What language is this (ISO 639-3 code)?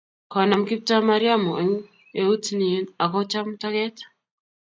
kln